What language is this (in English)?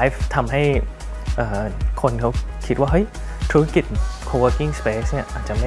Thai